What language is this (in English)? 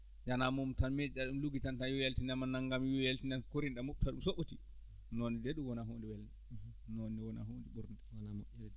Fula